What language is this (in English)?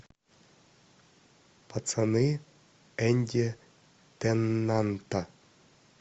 Russian